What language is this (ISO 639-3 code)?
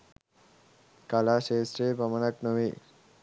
sin